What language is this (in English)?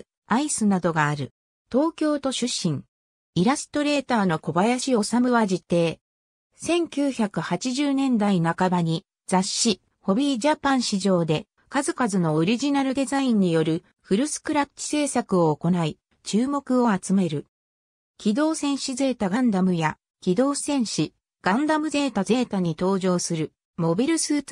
Japanese